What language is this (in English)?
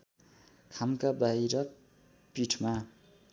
Nepali